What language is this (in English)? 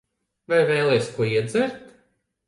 Latvian